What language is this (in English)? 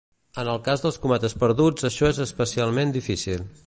Catalan